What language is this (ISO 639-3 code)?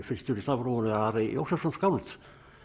isl